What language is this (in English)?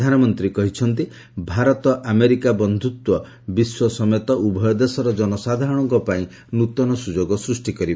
Odia